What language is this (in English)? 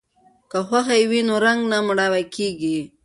Pashto